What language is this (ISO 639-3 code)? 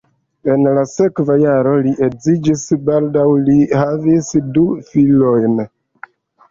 epo